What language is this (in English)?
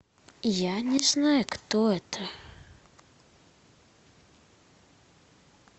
Russian